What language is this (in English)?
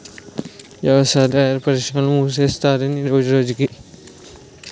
Telugu